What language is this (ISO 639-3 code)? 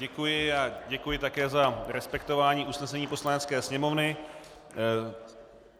ces